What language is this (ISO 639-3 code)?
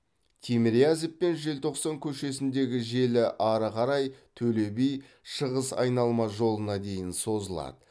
kaz